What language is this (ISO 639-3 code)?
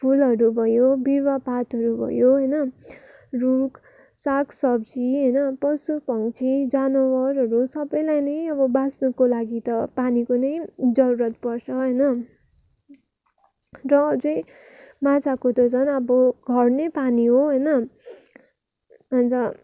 nep